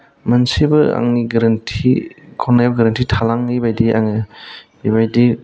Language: Bodo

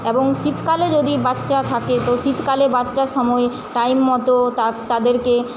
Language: Bangla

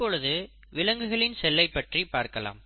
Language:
Tamil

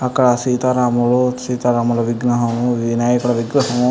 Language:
Telugu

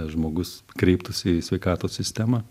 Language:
Lithuanian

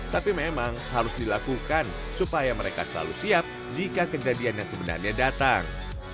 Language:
Indonesian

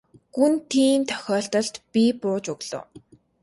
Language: Mongolian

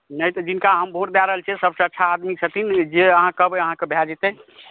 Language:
Maithili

